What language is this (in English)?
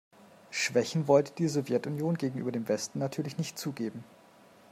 German